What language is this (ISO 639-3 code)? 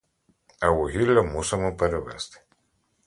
ukr